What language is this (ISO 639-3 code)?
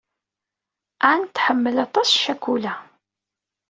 kab